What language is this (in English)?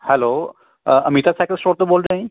Punjabi